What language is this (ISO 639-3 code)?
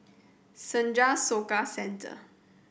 eng